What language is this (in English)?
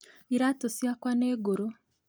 Kikuyu